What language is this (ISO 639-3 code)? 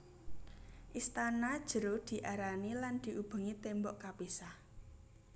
jav